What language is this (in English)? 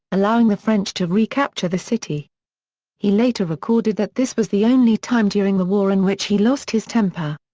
English